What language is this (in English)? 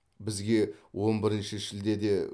Kazakh